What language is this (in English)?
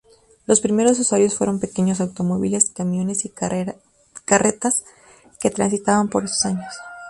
Spanish